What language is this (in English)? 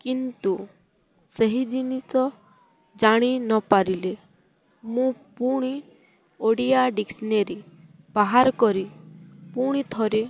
Odia